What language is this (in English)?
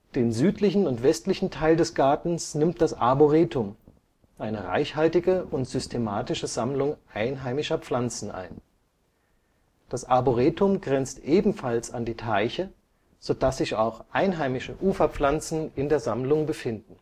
German